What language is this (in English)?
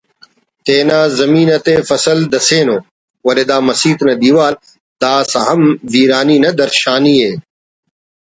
Brahui